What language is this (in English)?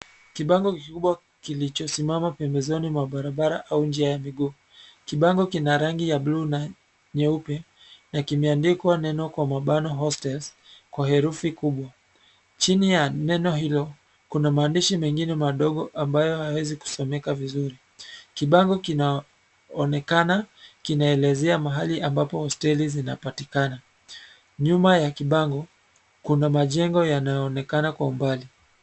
Swahili